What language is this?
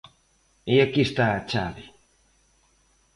Galician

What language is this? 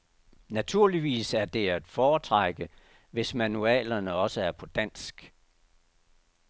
Danish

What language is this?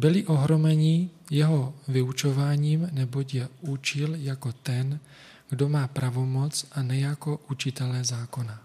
Czech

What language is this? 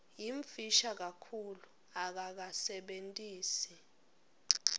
Swati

